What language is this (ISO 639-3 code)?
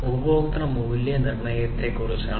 mal